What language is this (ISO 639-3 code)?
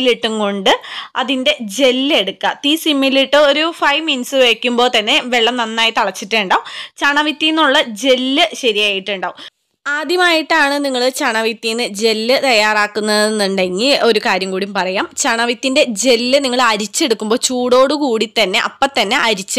mal